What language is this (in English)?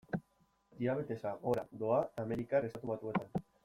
Basque